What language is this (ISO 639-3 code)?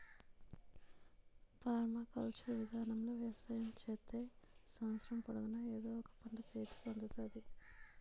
tel